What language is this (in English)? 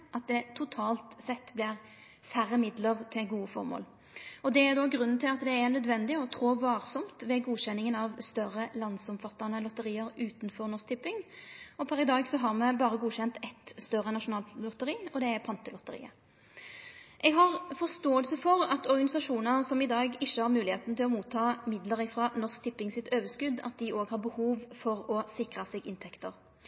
Norwegian Nynorsk